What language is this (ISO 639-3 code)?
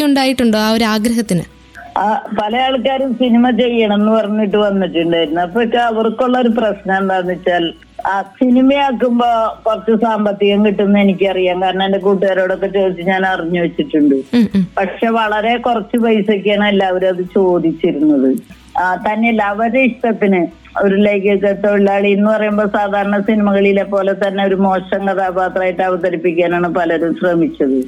mal